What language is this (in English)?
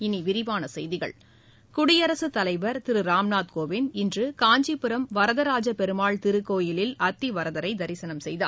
Tamil